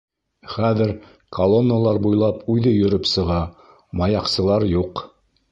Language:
Bashkir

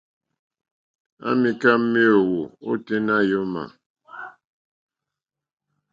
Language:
Mokpwe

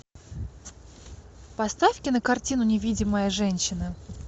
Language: Russian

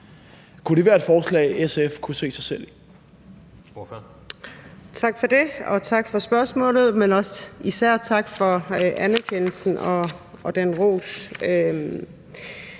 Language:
Danish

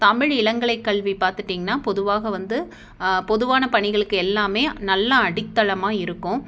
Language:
Tamil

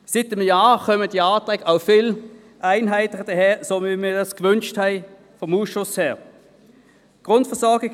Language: Swiss German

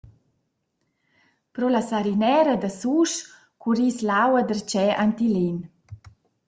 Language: Romansh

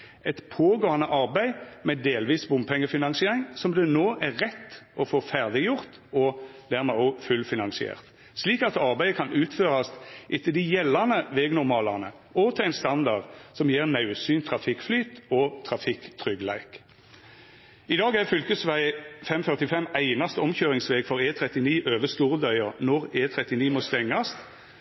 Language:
Norwegian Nynorsk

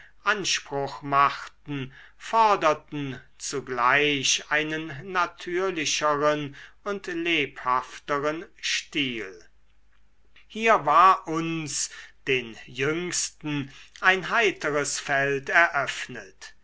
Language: German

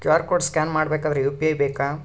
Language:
Kannada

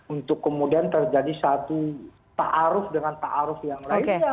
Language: Indonesian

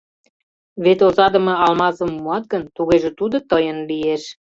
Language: Mari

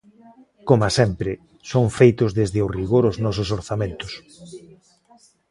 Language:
Galician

